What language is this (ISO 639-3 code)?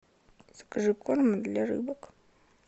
rus